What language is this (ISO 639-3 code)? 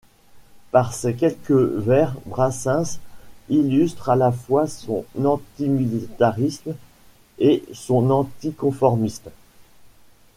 fra